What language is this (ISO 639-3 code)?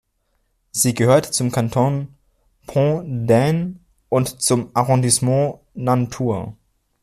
deu